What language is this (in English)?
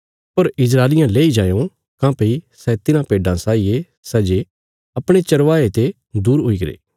Bilaspuri